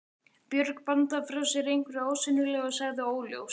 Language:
Icelandic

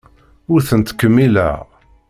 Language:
Kabyle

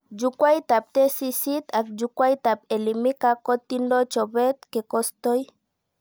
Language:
Kalenjin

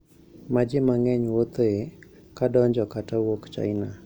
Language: Luo (Kenya and Tanzania)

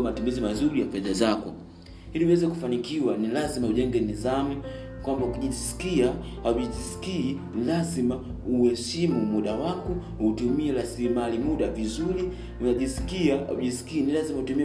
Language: Swahili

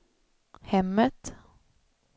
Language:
Swedish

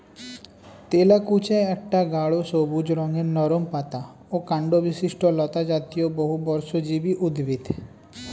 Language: Bangla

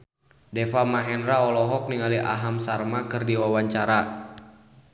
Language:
Sundanese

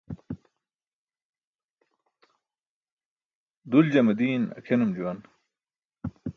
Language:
Burushaski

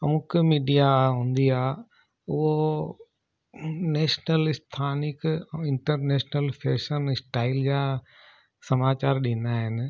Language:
Sindhi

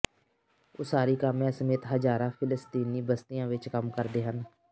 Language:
Punjabi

